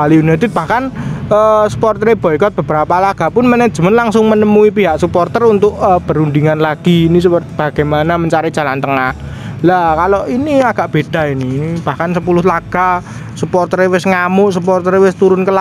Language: Indonesian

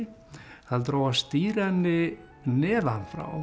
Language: Icelandic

